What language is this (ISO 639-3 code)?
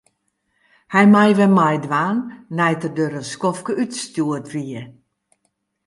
fry